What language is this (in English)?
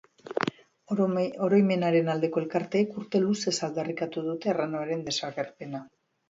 Basque